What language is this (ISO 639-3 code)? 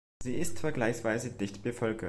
deu